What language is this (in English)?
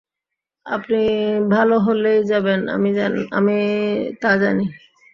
Bangla